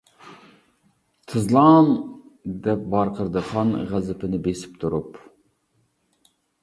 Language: Uyghur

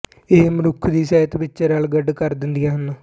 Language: Punjabi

